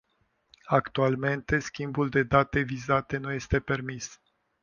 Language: Romanian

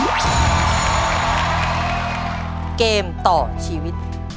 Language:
Thai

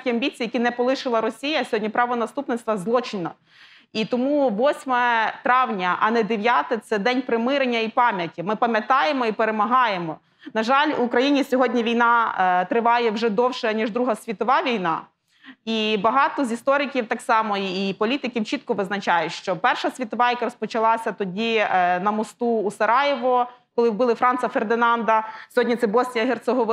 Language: Ukrainian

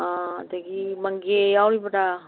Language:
Manipuri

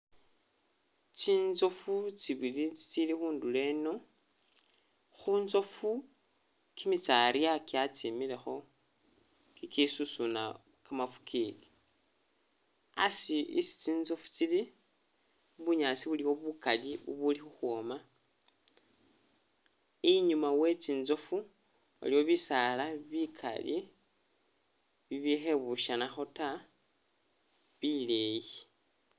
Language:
Masaaba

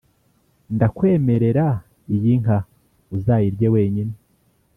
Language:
Kinyarwanda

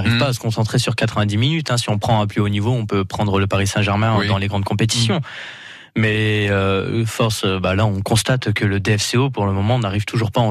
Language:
French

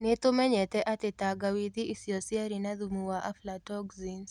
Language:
Kikuyu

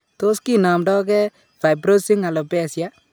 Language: Kalenjin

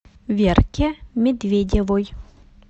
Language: Russian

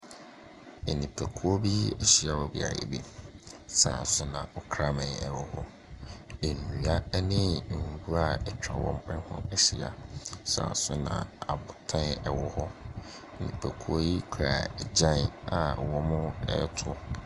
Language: Akan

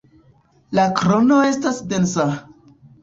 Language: Esperanto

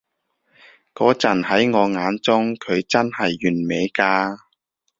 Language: Cantonese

